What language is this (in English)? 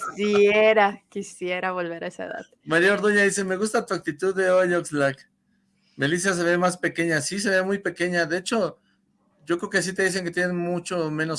Spanish